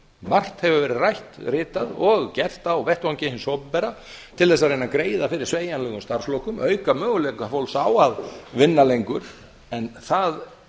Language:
Icelandic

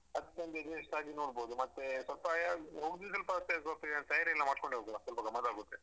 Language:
Kannada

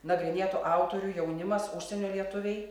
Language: Lithuanian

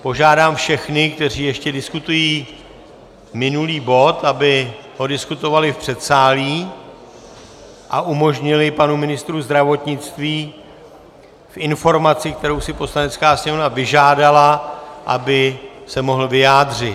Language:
Czech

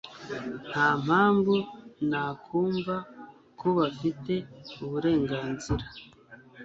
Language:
Kinyarwanda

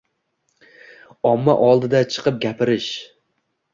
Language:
Uzbek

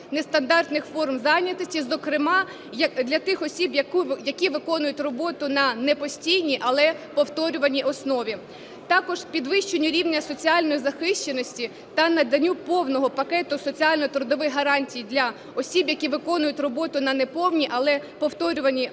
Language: Ukrainian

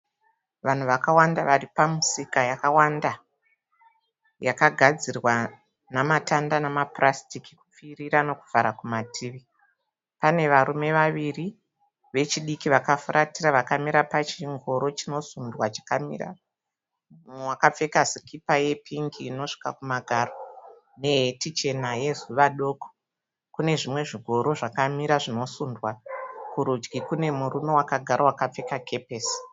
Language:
Shona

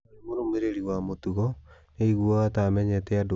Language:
Kikuyu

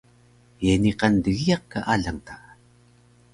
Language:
Taroko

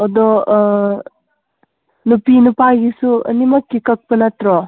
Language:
Manipuri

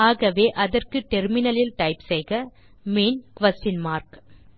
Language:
Tamil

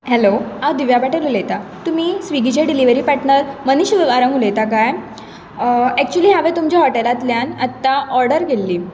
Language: Konkani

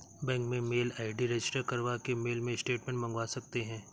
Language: Hindi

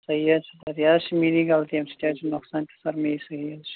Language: Kashmiri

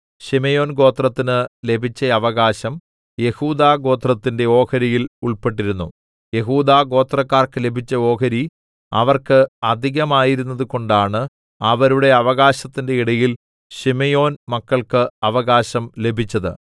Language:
Malayalam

